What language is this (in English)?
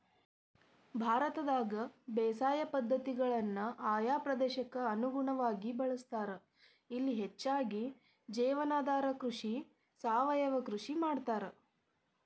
Kannada